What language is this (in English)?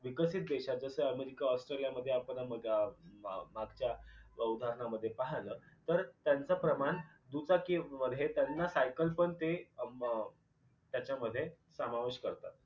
Marathi